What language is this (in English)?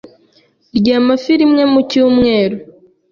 Kinyarwanda